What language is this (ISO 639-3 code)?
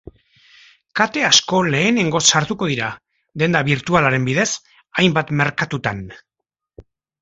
eus